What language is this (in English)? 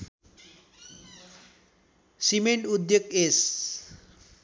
Nepali